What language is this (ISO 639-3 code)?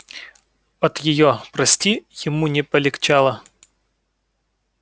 rus